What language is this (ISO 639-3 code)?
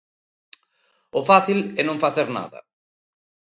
glg